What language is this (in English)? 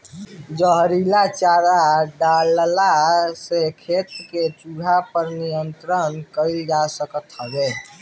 Bhojpuri